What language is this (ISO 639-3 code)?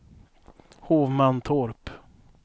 swe